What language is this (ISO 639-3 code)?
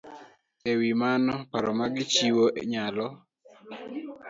luo